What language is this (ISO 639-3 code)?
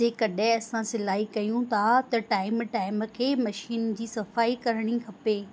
snd